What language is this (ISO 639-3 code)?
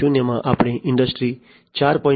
guj